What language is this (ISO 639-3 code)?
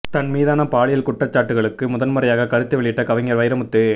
tam